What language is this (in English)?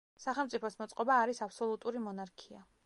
Georgian